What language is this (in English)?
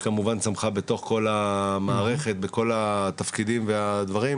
Hebrew